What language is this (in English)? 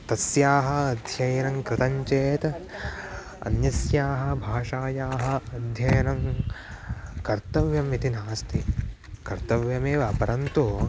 Sanskrit